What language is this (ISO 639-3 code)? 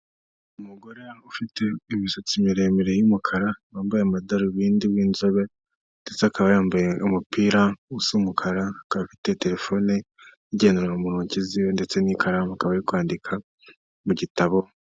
kin